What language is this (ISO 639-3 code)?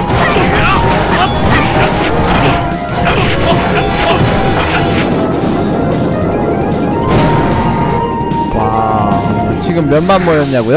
kor